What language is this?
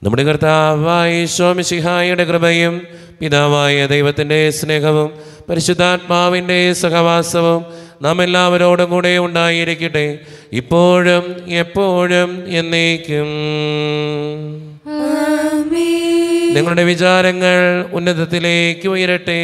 Malayalam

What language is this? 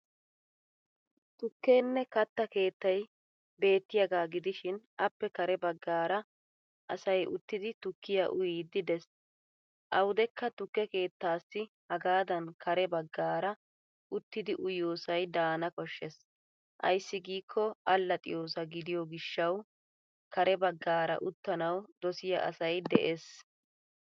Wolaytta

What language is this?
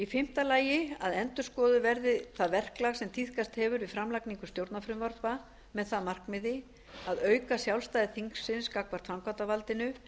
Icelandic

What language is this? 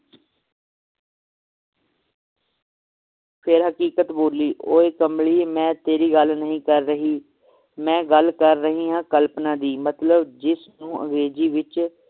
Punjabi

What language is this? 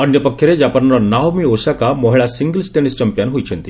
Odia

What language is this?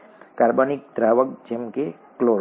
Gujarati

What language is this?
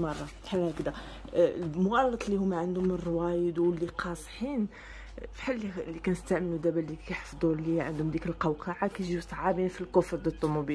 Arabic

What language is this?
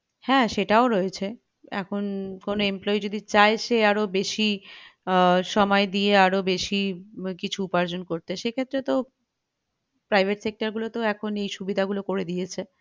Bangla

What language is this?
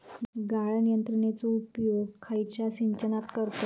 Marathi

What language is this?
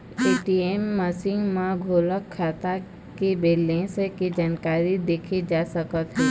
Chhattisgarhi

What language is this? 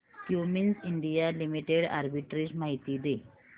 Marathi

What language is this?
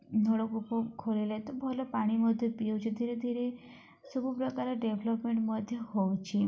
Odia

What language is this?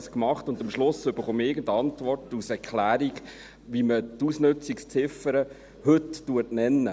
Swiss German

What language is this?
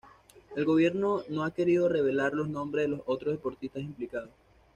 Spanish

